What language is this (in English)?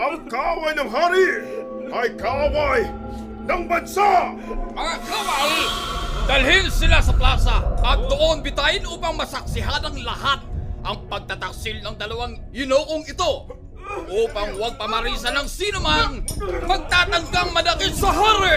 Filipino